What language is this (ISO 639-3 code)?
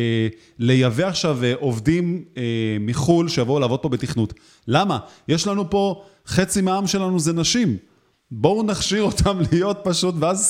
heb